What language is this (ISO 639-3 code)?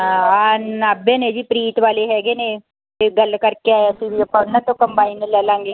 pan